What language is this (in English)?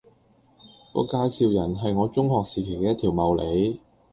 Cantonese